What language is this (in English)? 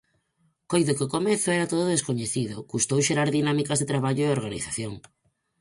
Galician